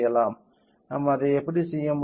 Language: Tamil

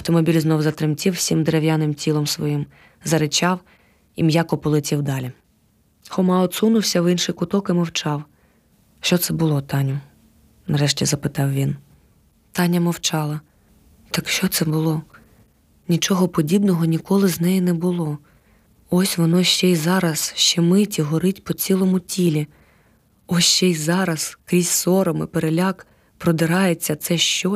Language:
Ukrainian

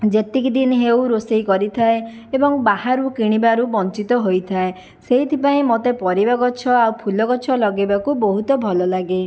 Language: Odia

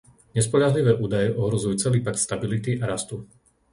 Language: Slovak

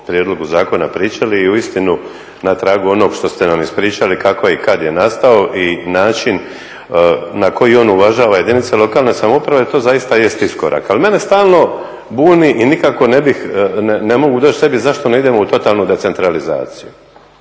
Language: Croatian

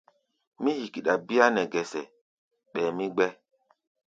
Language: Gbaya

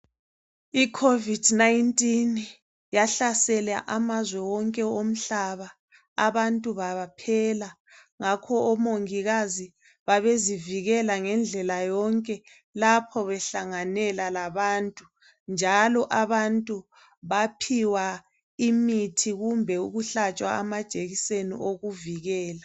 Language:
North Ndebele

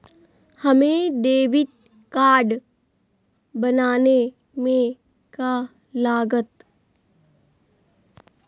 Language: Magahi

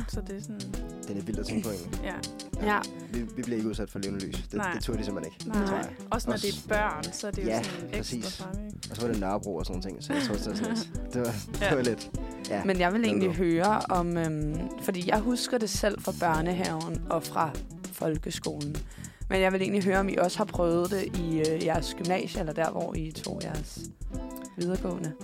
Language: Danish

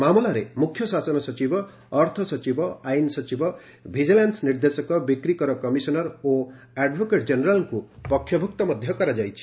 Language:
Odia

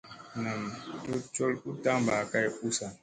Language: Musey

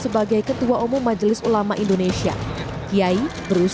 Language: Indonesian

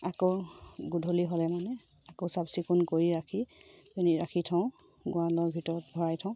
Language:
Assamese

